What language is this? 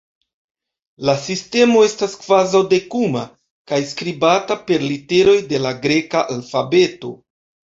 Esperanto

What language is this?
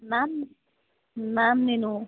Telugu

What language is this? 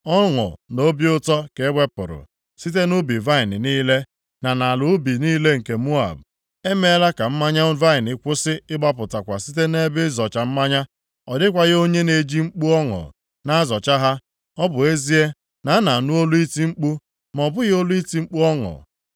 Igbo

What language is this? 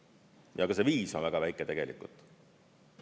Estonian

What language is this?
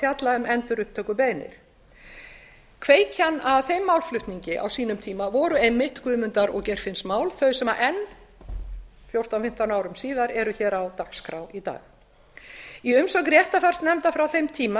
Icelandic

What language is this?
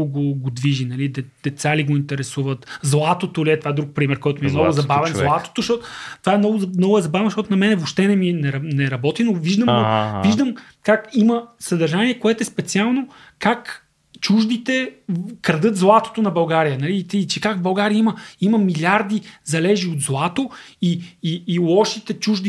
Bulgarian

